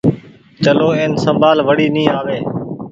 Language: Goaria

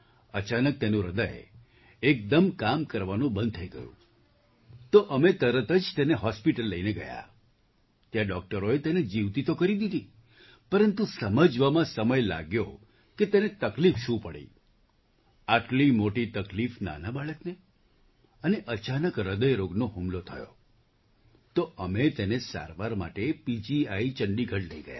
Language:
Gujarati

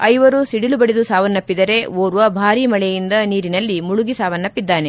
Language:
Kannada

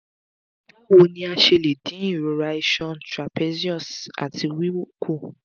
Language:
Yoruba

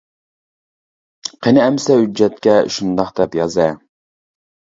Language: Uyghur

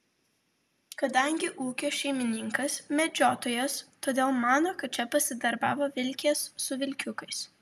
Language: Lithuanian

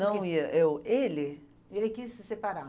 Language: Portuguese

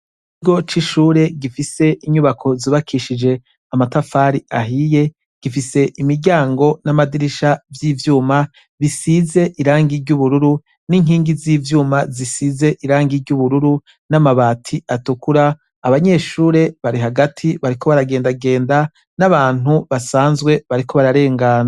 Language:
Rundi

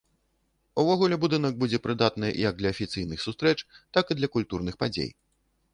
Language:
Belarusian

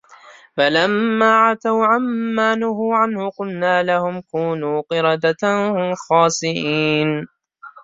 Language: Arabic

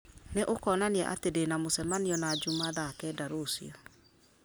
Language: Kikuyu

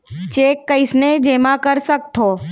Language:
Chhattisgarhi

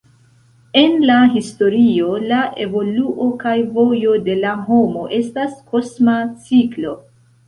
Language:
Esperanto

